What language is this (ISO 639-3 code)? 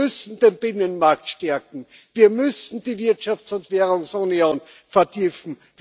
deu